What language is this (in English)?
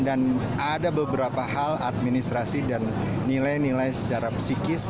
Indonesian